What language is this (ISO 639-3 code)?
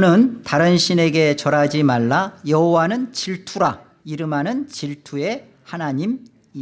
kor